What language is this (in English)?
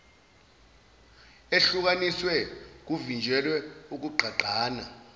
Zulu